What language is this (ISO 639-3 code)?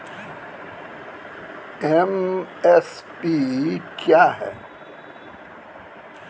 mai